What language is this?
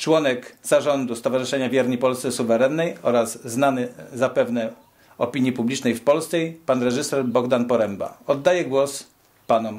Polish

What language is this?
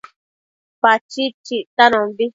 Matsés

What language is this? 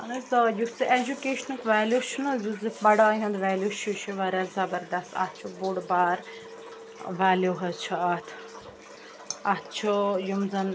Kashmiri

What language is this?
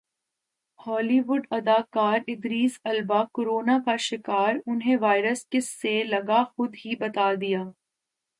Urdu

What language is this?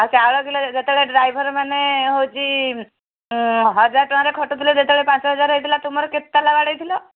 Odia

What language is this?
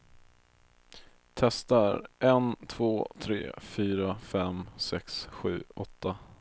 Swedish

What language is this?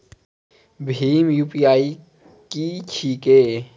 Maithili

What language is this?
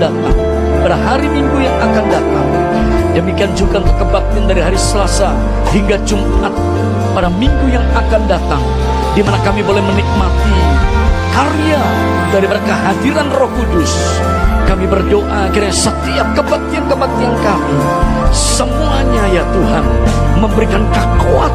Indonesian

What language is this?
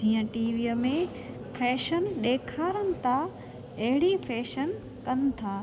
Sindhi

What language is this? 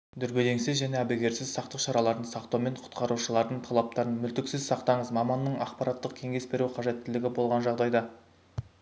Kazakh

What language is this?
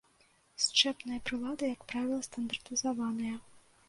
Belarusian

